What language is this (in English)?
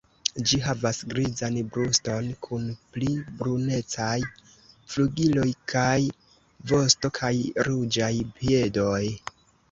Esperanto